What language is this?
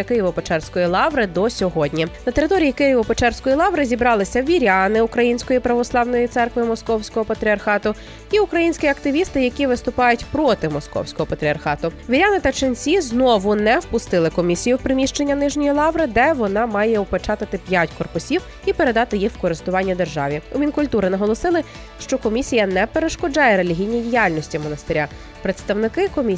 Ukrainian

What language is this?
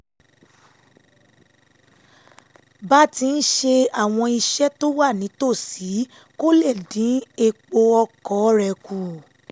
Yoruba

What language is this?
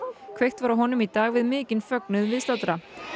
Icelandic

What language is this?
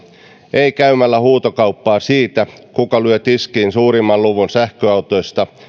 Finnish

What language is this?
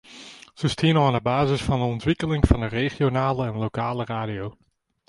Western Frisian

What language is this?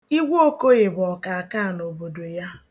Igbo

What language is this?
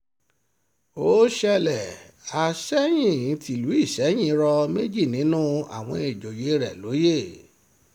Yoruba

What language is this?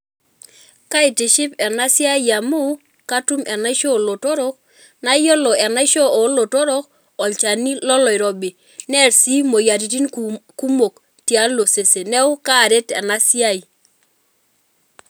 Masai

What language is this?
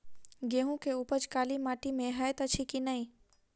Maithili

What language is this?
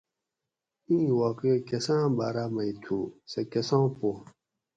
Gawri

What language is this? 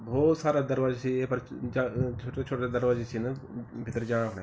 Garhwali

